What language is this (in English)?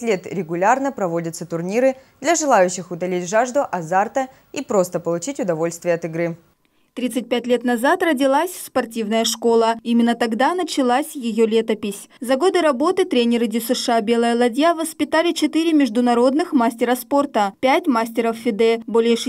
Russian